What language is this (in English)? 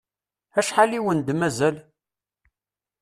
Kabyle